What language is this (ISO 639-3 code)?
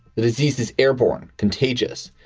eng